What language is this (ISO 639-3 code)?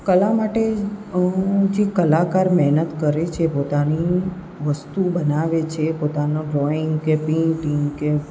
guj